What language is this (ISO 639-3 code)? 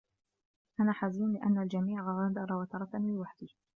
ara